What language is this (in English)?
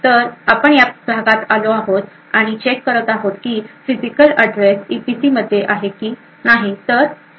Marathi